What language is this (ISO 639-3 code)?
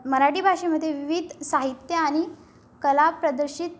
mar